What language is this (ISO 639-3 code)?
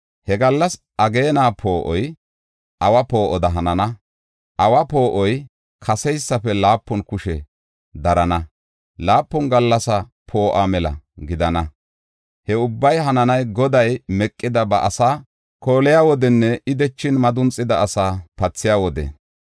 gof